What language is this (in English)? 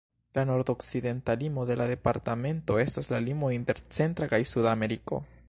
Esperanto